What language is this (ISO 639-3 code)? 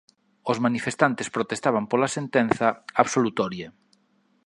glg